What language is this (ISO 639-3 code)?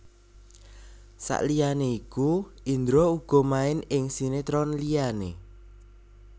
jav